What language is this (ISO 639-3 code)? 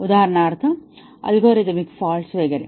mar